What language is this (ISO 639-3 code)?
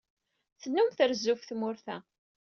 kab